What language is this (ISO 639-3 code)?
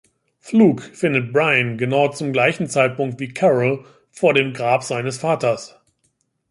deu